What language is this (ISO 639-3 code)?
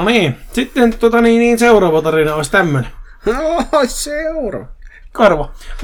fin